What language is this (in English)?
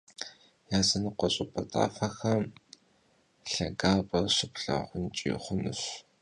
Kabardian